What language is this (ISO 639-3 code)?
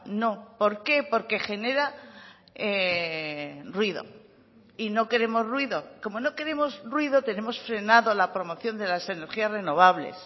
spa